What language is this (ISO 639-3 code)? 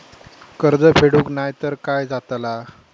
mar